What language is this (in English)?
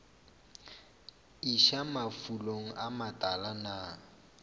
Northern Sotho